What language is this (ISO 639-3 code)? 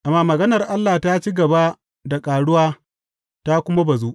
hau